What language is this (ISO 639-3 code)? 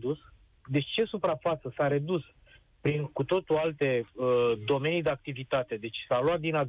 ron